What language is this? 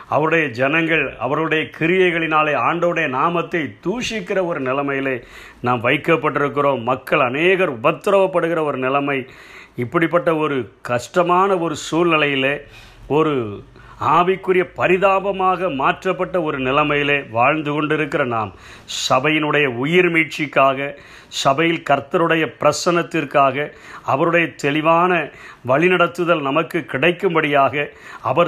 Tamil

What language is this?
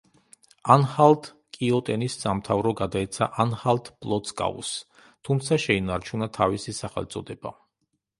Georgian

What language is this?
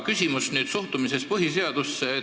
Estonian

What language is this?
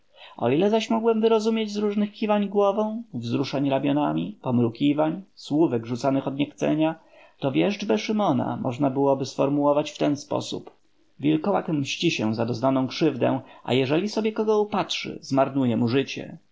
Polish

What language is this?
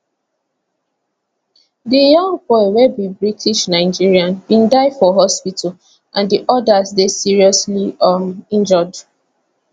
Nigerian Pidgin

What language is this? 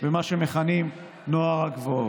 Hebrew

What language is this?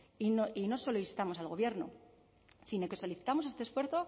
Spanish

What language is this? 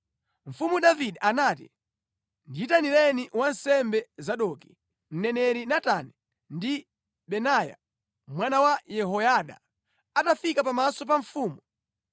Nyanja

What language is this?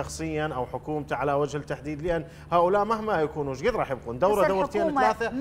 Arabic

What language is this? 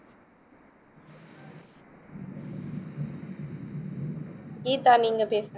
Tamil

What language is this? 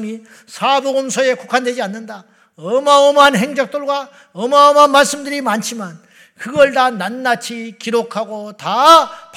Korean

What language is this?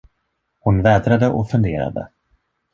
Swedish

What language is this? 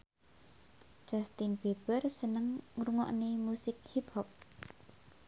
Javanese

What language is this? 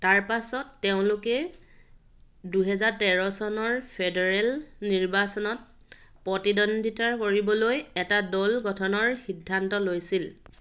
Assamese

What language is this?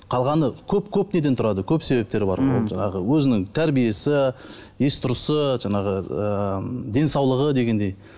Kazakh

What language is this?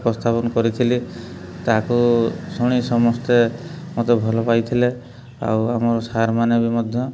Odia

